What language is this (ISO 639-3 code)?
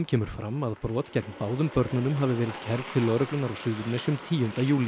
isl